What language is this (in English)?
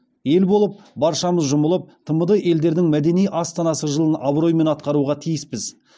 Kazakh